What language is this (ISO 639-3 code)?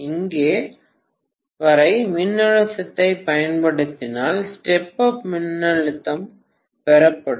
tam